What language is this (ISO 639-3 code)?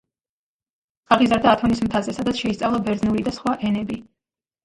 kat